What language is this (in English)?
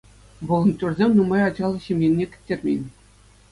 Chuvash